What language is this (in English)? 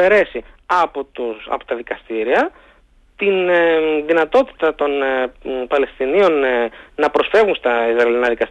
Greek